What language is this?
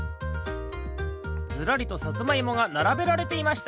Japanese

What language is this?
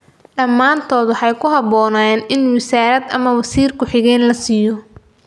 Somali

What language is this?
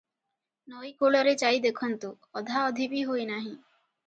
Odia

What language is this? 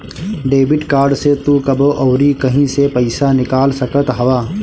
Bhojpuri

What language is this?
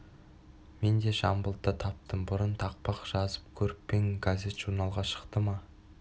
Kazakh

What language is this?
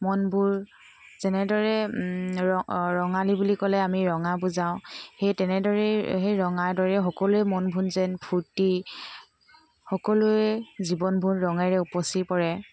Assamese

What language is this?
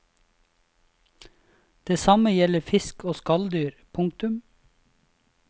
Norwegian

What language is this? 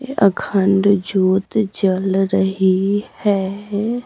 Hindi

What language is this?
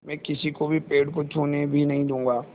Hindi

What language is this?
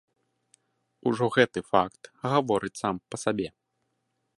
Belarusian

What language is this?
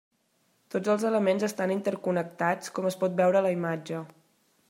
Catalan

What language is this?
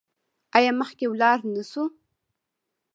Pashto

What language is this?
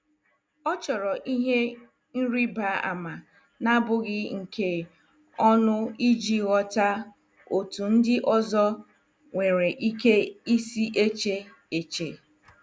Igbo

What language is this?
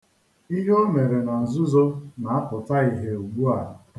Igbo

